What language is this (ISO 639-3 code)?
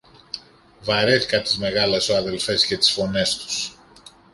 ell